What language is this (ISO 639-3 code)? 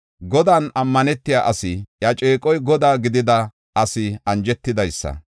gof